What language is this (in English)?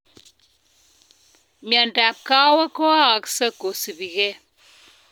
Kalenjin